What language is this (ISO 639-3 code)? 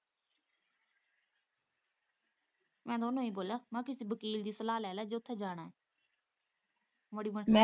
pan